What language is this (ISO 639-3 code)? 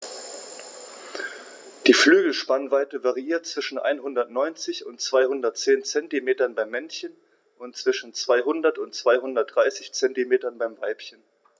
deu